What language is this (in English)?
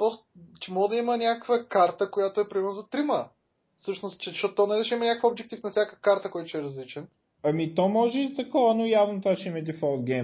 Bulgarian